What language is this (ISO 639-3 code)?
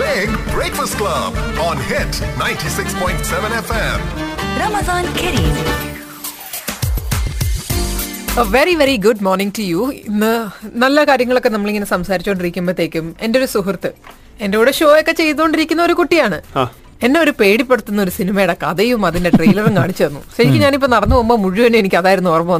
mal